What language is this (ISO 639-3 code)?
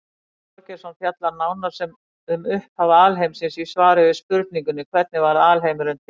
isl